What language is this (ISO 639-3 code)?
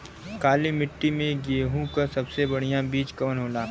bho